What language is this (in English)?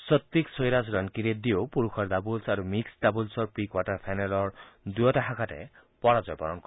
Assamese